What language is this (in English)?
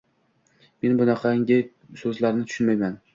Uzbek